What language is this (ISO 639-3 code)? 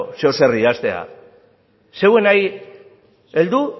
eus